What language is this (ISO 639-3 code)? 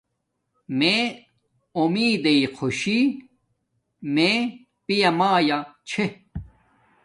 dmk